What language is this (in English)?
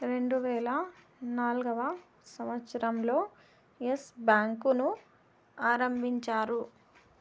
Telugu